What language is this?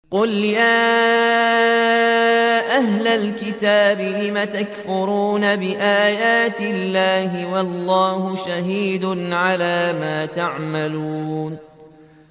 Arabic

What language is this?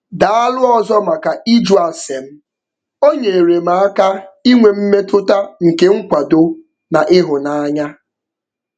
Igbo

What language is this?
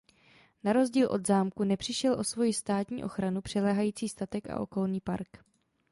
Czech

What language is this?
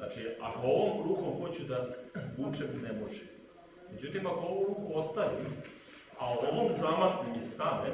Portuguese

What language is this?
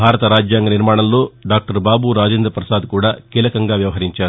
Telugu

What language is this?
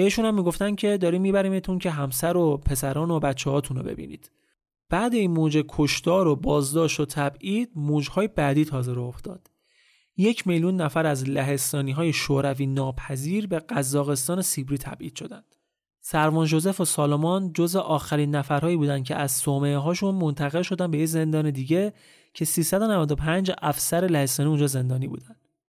Persian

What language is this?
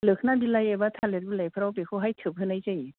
Bodo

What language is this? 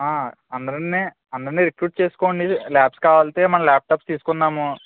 Telugu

